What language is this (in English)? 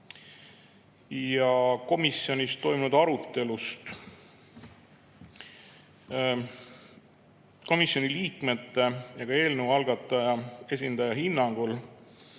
Estonian